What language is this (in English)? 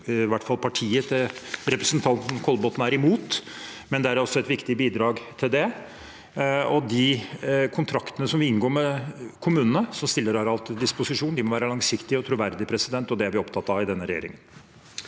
Norwegian